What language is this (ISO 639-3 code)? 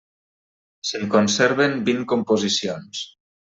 cat